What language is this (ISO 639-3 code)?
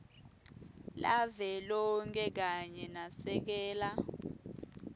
ssw